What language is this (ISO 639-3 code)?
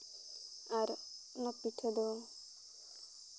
sat